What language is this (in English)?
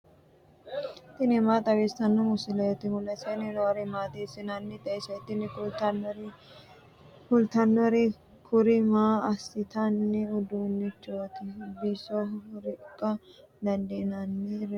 Sidamo